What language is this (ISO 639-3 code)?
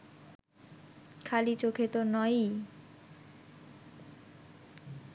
ben